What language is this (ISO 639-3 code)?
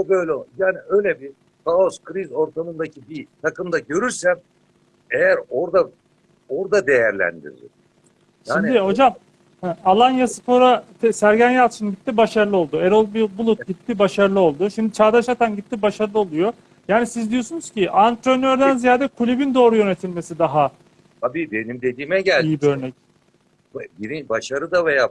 tur